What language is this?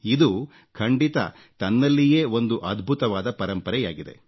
Kannada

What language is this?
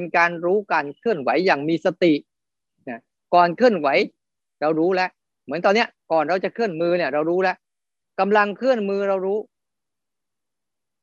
Thai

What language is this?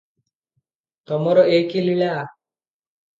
Odia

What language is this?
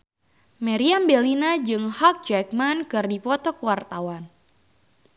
Sundanese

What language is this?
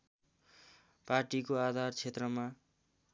Nepali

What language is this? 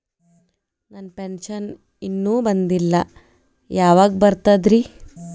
Kannada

